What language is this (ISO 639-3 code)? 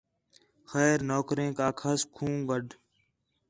xhe